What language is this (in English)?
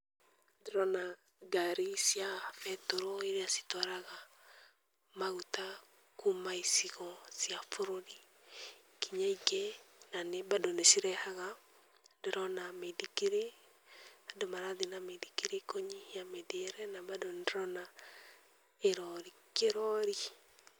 Kikuyu